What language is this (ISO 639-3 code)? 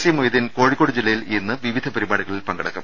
mal